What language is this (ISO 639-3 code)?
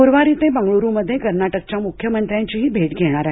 mar